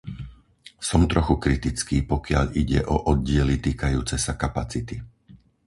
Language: Slovak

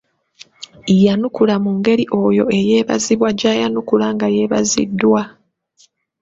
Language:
Ganda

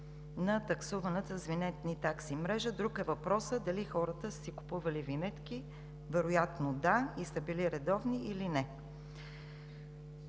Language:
Bulgarian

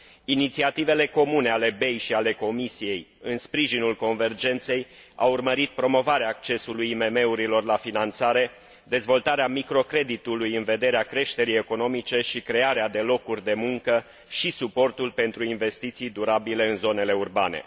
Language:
Romanian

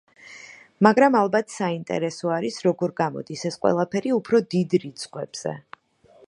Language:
Georgian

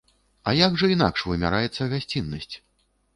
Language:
Belarusian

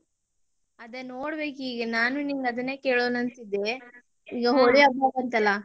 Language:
Kannada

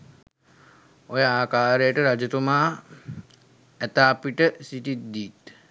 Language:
Sinhala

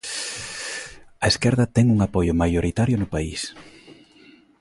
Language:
Galician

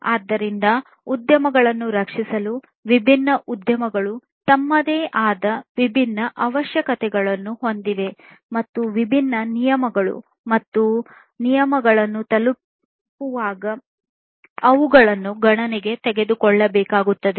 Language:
Kannada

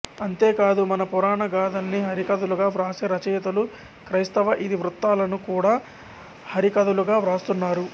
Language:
Telugu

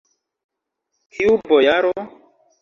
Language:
Esperanto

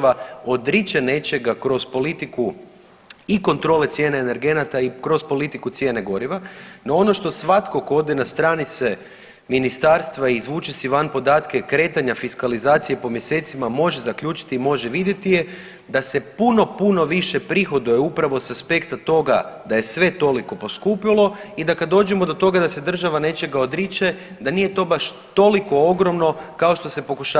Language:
Croatian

